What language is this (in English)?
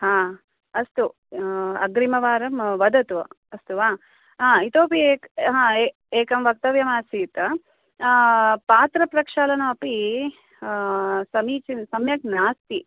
Sanskrit